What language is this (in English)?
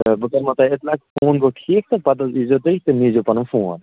Kashmiri